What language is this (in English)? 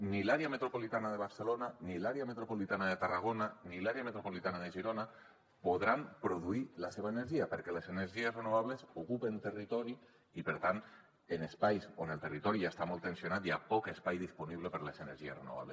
Catalan